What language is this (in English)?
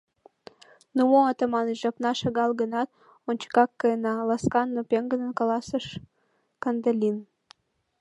Mari